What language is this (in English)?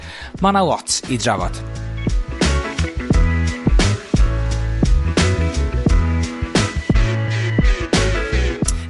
Welsh